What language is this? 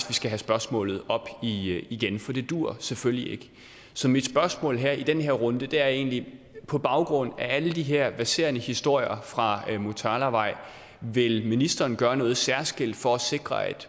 Danish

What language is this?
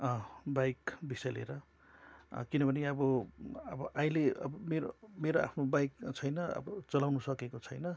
Nepali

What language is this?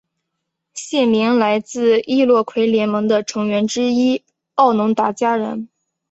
Chinese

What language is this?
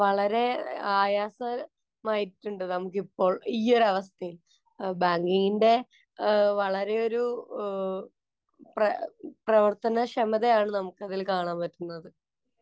Malayalam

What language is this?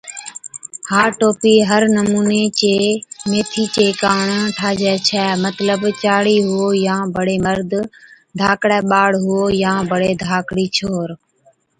Od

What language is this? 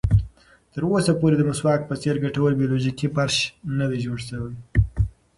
Pashto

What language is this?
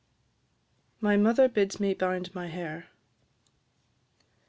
English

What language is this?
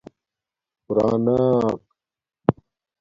Domaaki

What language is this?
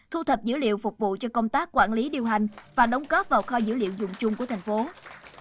Vietnamese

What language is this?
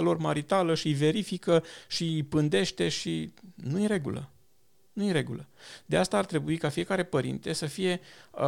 Romanian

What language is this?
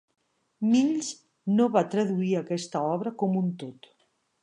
Catalan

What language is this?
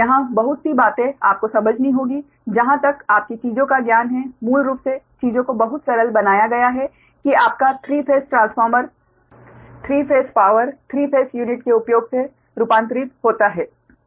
Hindi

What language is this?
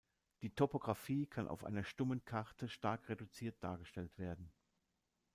German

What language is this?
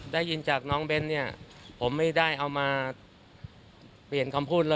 Thai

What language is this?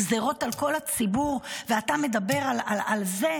Hebrew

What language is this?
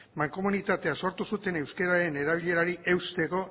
Basque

